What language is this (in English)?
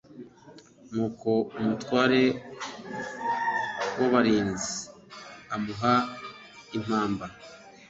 Kinyarwanda